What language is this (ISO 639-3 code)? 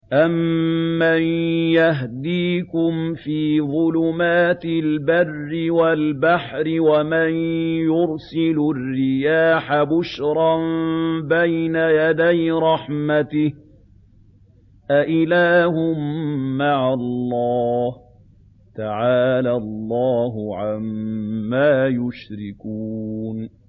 ara